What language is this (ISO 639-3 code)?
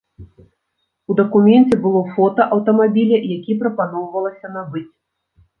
bel